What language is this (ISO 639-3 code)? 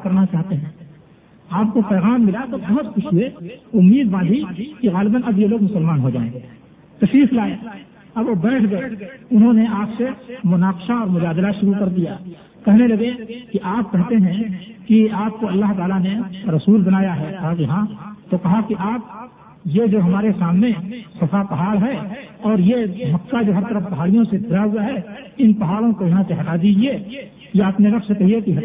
urd